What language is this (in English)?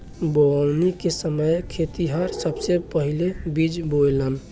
Bhojpuri